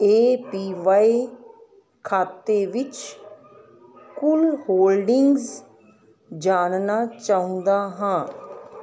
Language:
Punjabi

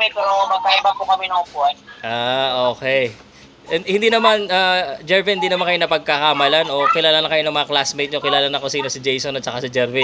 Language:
Filipino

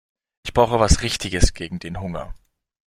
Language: German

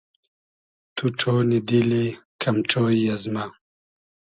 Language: Hazaragi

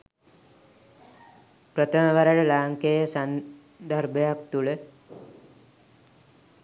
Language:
Sinhala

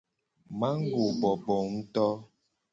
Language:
Gen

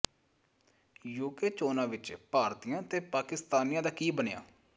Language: Punjabi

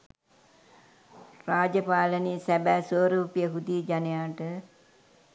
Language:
Sinhala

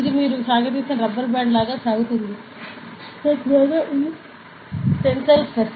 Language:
Telugu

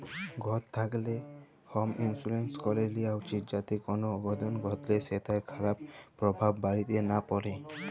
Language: Bangla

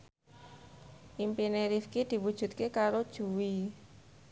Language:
Javanese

